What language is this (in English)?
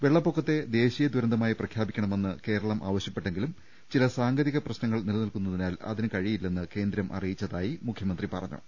Malayalam